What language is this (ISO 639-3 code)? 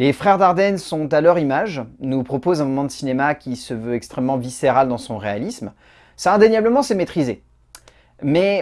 fra